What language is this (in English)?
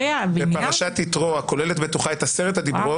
Hebrew